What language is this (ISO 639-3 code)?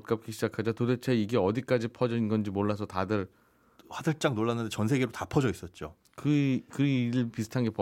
kor